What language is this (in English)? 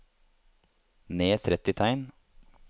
Norwegian